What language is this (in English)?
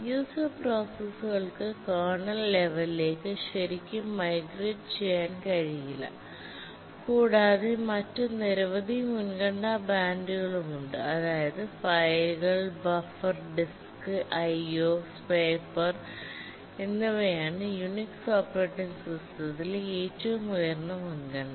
Malayalam